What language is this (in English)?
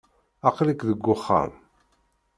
Kabyle